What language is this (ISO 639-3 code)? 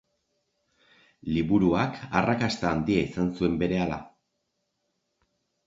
eus